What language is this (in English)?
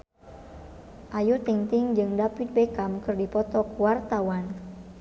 Sundanese